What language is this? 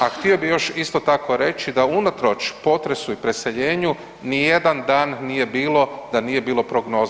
Croatian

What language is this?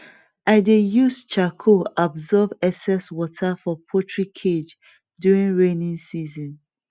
Nigerian Pidgin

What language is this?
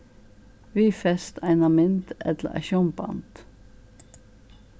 Faroese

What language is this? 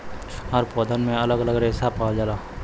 Bhojpuri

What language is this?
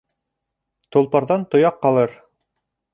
Bashkir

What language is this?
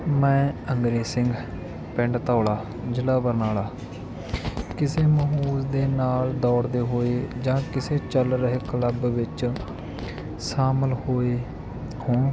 Punjabi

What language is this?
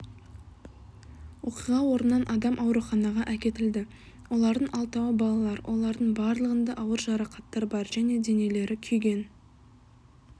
Kazakh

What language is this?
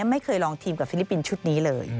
Thai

